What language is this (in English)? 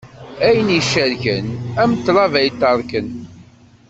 Kabyle